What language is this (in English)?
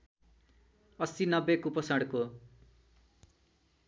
Nepali